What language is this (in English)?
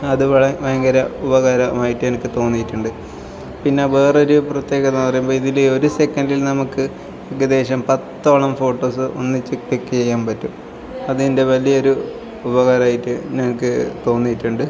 Malayalam